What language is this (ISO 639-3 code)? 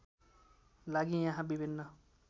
nep